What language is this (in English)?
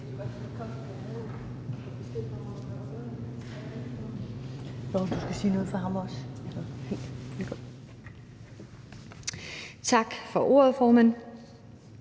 Danish